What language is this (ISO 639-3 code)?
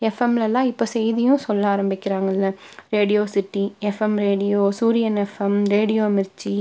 tam